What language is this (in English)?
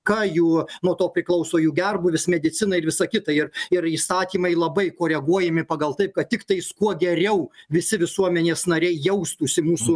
Lithuanian